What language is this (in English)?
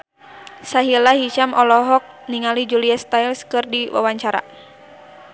Sundanese